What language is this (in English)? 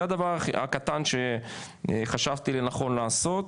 Hebrew